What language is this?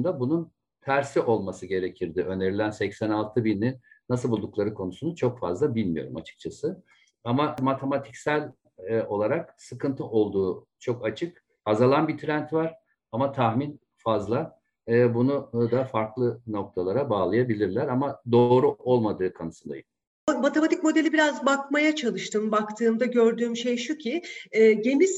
Turkish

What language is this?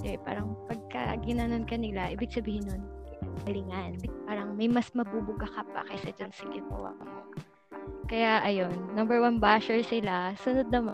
Filipino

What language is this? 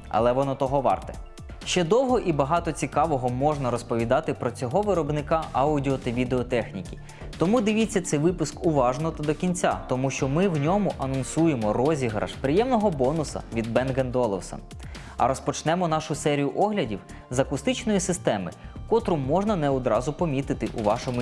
Ukrainian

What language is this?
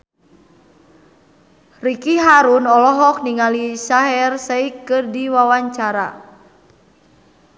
Sundanese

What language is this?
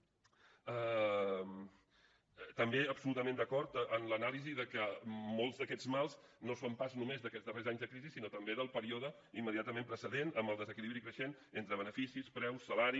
Catalan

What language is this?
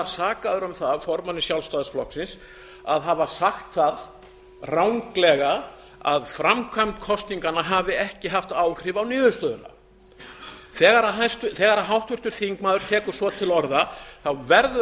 Icelandic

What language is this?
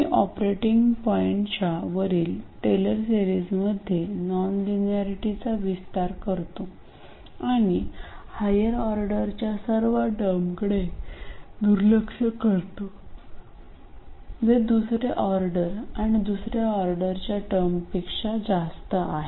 Marathi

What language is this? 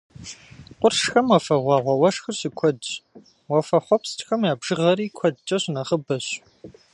Kabardian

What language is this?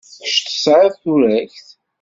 Kabyle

